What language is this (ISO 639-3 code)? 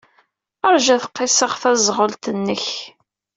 kab